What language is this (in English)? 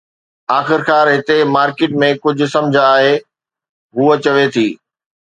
Sindhi